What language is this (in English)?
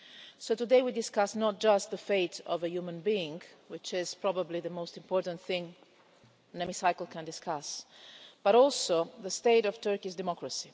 English